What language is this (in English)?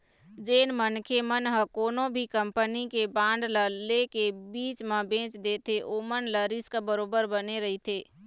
Chhattisgarhi